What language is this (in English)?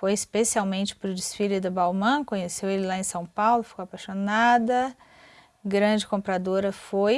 Portuguese